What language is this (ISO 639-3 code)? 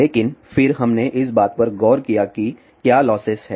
hin